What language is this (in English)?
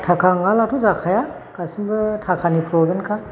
Bodo